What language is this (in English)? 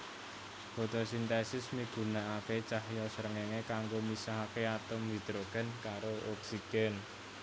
Javanese